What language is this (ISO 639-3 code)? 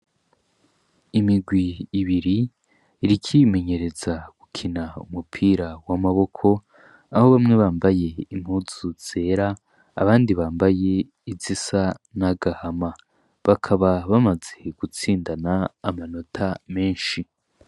run